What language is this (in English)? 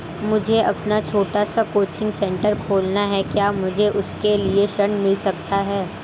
Hindi